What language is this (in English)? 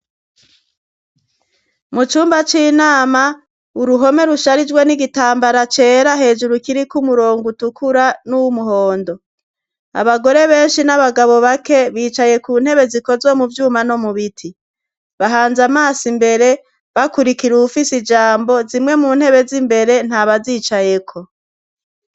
Rundi